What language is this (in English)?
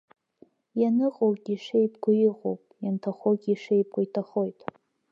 Abkhazian